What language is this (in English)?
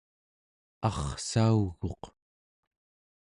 Central Yupik